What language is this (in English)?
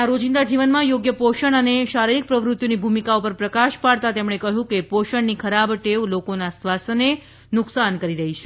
Gujarati